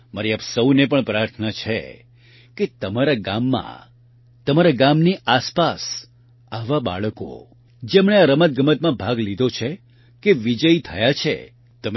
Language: Gujarati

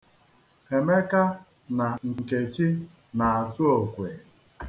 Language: Igbo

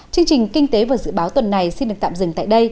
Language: Vietnamese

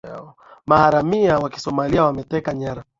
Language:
Swahili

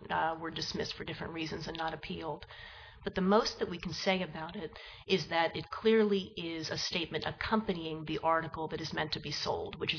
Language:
English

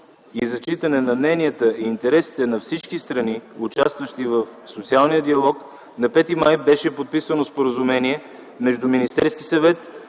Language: Bulgarian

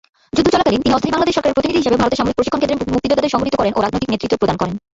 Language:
Bangla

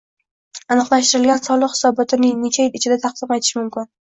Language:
Uzbek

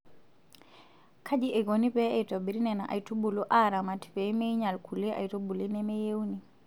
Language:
Masai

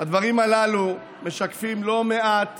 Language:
Hebrew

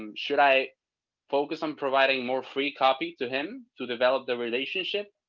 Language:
English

